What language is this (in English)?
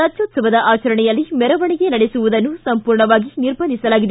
Kannada